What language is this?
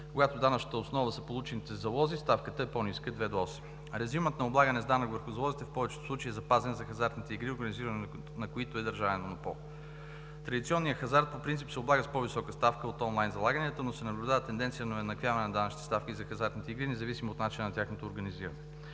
Bulgarian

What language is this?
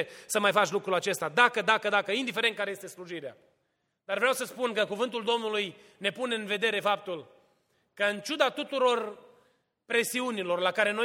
Romanian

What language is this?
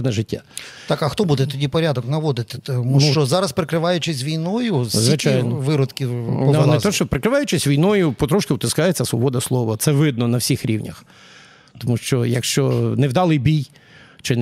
Ukrainian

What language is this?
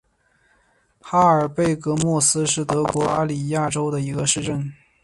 Chinese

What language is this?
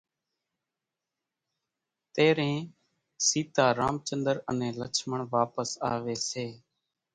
Kachi Koli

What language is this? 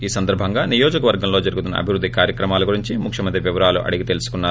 Telugu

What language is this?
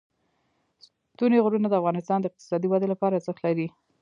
Pashto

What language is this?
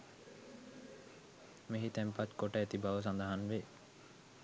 Sinhala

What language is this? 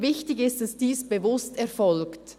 Swiss German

